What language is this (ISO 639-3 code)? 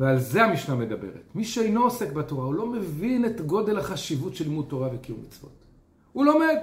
heb